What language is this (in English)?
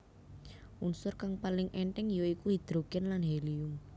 Javanese